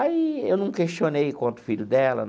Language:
Portuguese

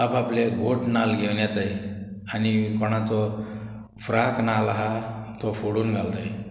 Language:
Konkani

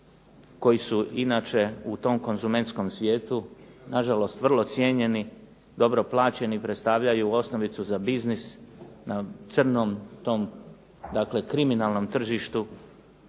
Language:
Croatian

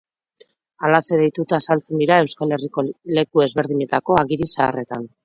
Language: Basque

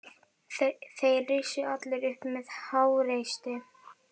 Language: Icelandic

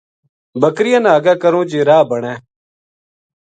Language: Gujari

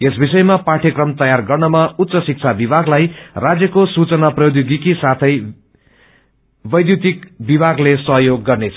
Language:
Nepali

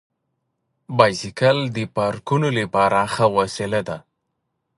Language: Pashto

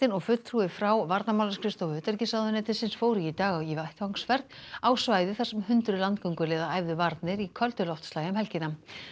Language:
Icelandic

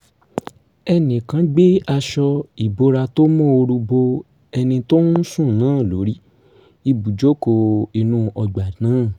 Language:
Yoruba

